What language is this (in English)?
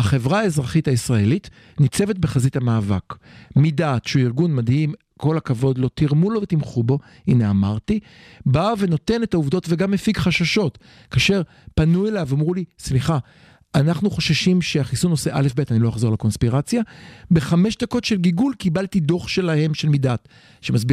Hebrew